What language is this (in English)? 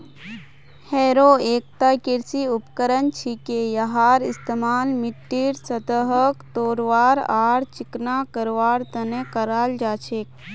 Magahi